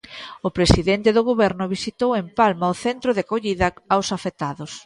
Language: Galician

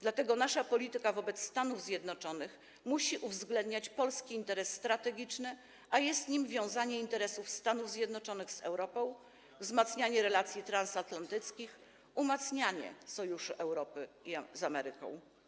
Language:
Polish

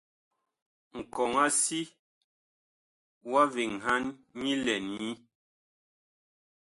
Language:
Bakoko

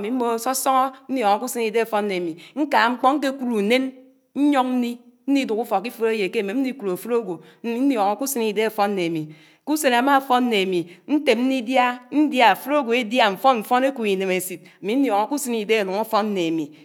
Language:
Anaang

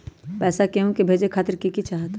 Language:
Magahi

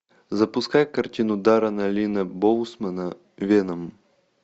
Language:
Russian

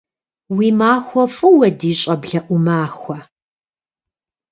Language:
Kabardian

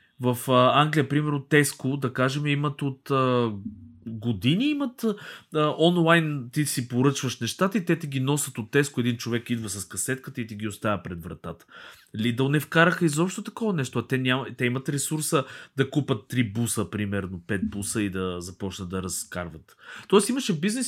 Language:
Bulgarian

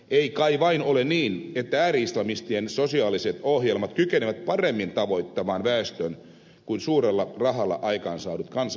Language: Finnish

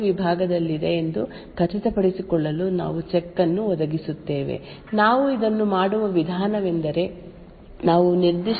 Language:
Kannada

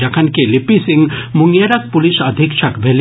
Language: Maithili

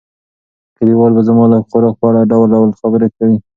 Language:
Pashto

